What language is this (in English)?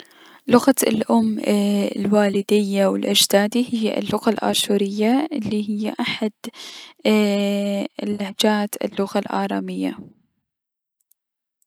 Mesopotamian Arabic